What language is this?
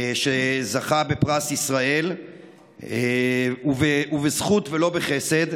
Hebrew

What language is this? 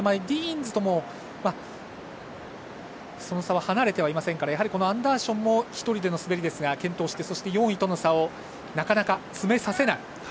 Japanese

